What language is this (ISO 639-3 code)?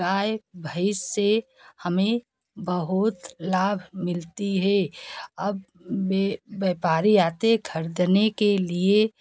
hin